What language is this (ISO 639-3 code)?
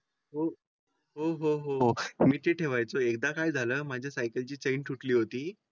mar